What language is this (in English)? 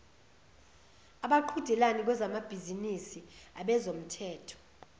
Zulu